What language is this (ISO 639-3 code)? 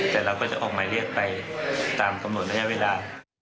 tha